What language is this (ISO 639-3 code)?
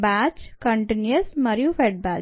tel